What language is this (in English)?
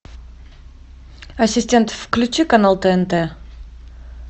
Russian